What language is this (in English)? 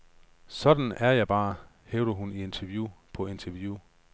Danish